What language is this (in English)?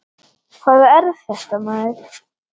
Icelandic